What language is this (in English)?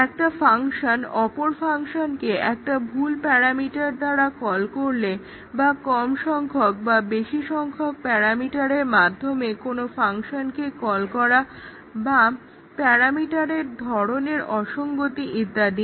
Bangla